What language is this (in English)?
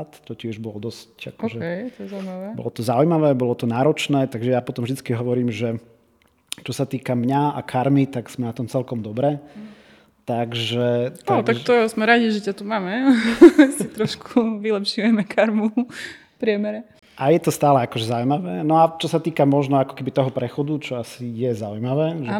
Slovak